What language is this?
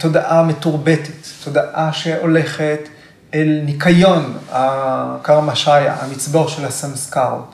Hebrew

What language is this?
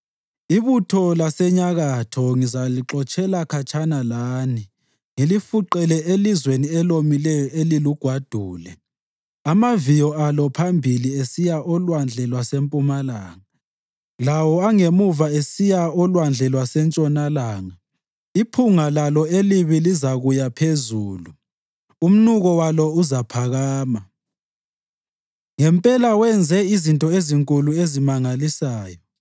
North Ndebele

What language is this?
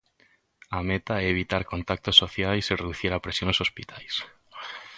Galician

